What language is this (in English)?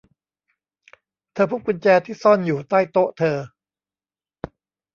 Thai